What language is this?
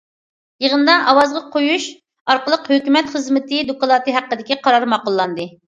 Uyghur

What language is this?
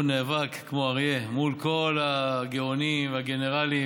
Hebrew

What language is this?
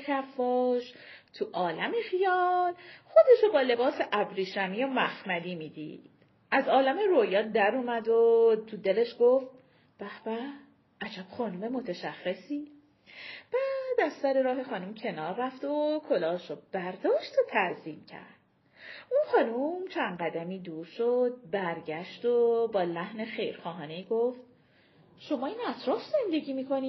Persian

